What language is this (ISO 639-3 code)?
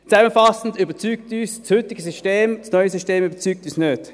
gsw